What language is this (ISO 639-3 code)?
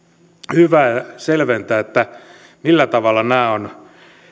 fin